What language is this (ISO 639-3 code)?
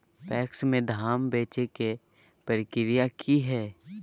mag